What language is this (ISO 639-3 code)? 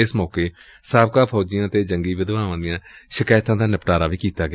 pan